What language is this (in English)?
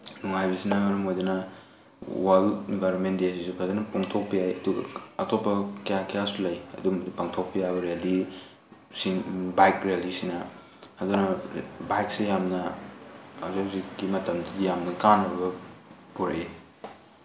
Manipuri